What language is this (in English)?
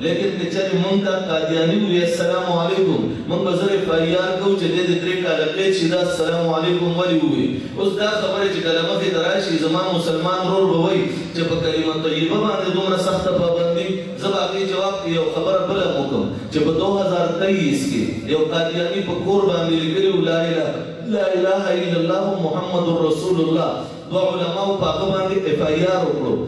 Arabic